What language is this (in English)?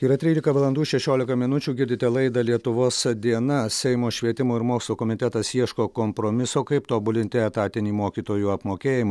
Lithuanian